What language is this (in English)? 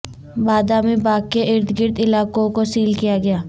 Urdu